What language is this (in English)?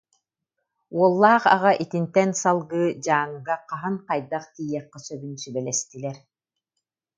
Yakut